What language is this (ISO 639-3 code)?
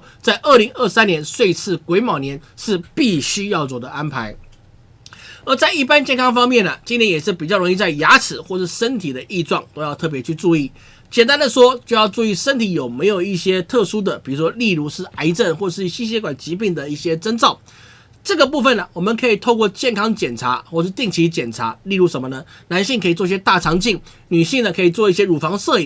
zho